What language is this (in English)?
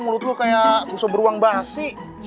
Indonesian